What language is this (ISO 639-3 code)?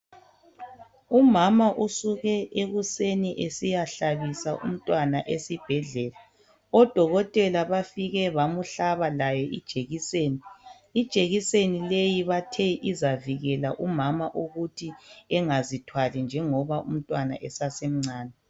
nde